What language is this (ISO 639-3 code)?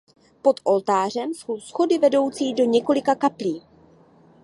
ces